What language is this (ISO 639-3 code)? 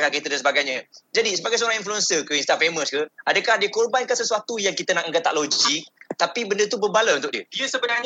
msa